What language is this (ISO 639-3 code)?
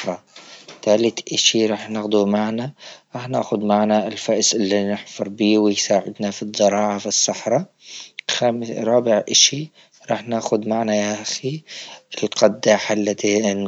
ayl